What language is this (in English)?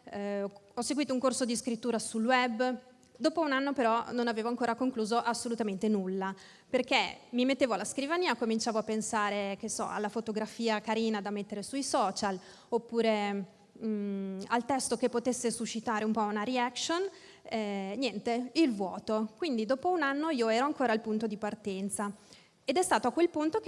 Italian